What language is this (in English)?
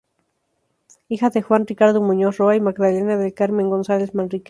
Spanish